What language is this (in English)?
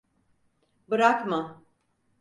Turkish